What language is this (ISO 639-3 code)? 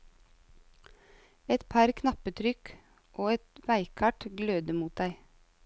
nor